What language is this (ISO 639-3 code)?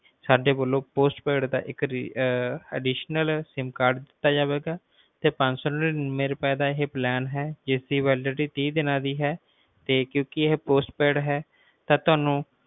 pan